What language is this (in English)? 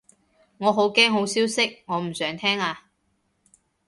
Cantonese